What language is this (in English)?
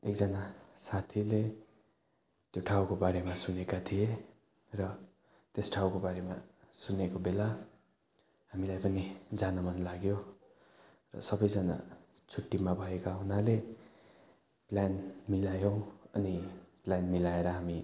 Nepali